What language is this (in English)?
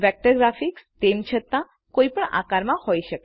Gujarati